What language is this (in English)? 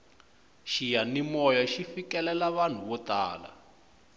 Tsonga